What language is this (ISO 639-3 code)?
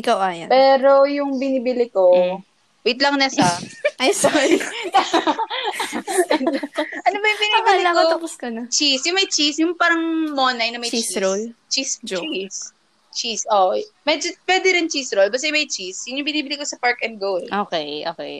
fil